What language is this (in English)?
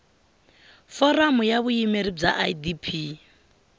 Tsonga